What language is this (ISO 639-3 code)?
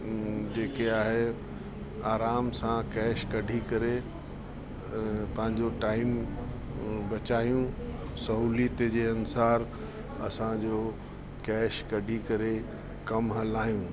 snd